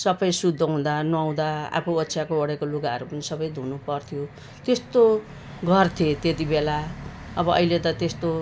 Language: Nepali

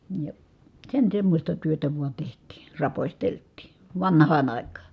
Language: Finnish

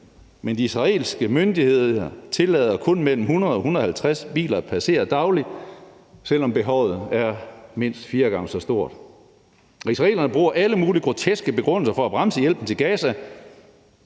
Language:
Danish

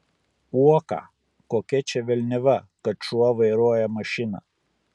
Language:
Lithuanian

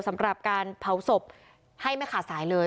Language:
Thai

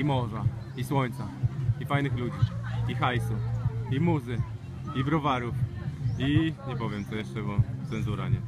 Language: Polish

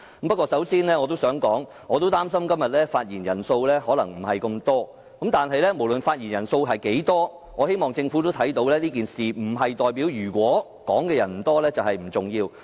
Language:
Cantonese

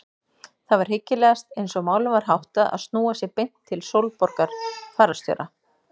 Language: Icelandic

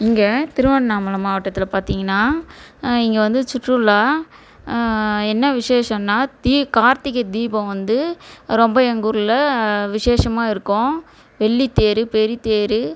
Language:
Tamil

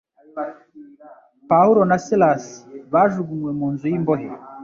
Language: Kinyarwanda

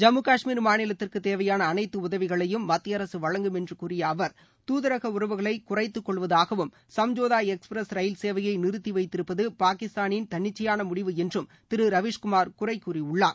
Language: Tamil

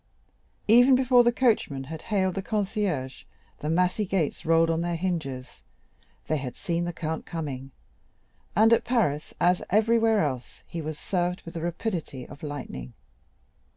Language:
English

